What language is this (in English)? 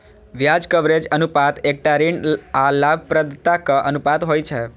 Maithili